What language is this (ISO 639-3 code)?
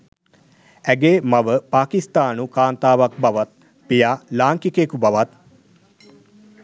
sin